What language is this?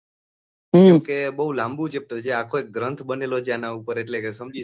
Gujarati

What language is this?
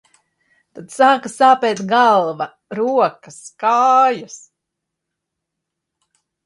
Latvian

